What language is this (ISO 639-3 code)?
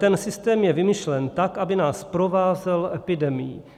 ces